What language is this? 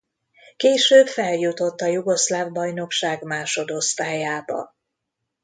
Hungarian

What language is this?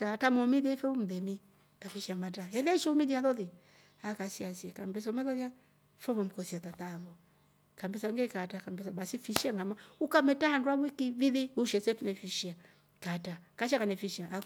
Rombo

